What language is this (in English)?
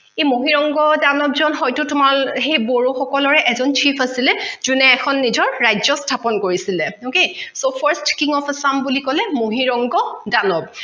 Assamese